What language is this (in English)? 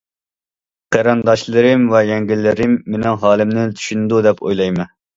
Uyghur